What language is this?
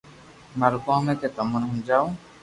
Loarki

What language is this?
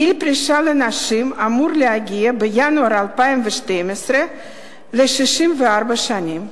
Hebrew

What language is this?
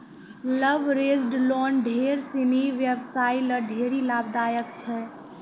Maithili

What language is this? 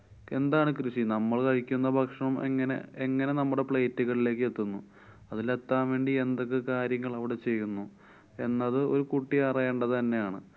Malayalam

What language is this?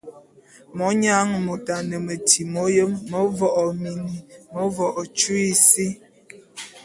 Bulu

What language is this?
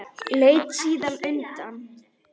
Icelandic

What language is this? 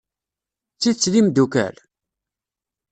Kabyle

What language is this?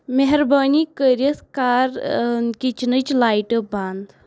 Kashmiri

